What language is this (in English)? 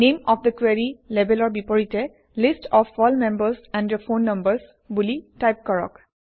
Assamese